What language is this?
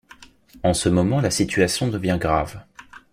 French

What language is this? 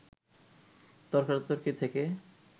Bangla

